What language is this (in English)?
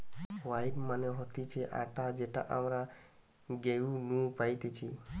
Bangla